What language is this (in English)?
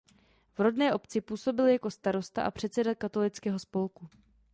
Czech